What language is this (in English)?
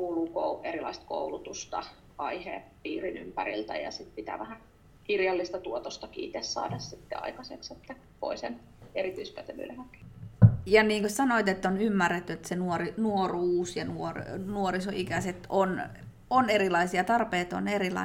Finnish